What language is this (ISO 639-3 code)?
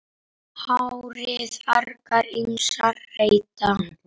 isl